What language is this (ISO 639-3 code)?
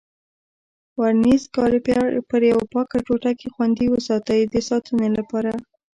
pus